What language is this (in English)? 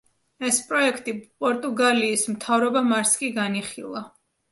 Georgian